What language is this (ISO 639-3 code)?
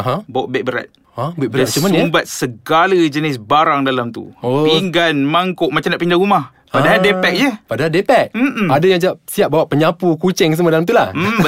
msa